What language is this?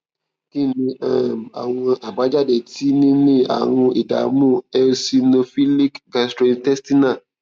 Yoruba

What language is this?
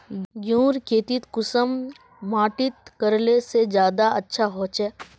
Magahi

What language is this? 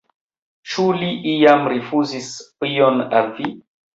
Esperanto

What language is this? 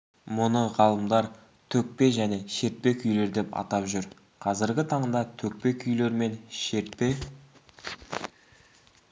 Kazakh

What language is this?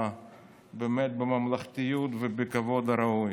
Hebrew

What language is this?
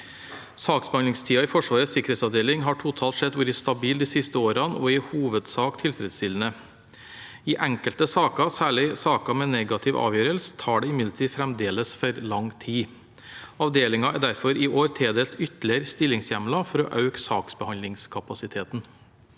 Norwegian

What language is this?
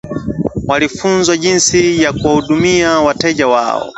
Swahili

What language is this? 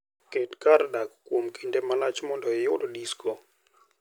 Luo (Kenya and Tanzania)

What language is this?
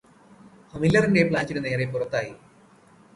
Malayalam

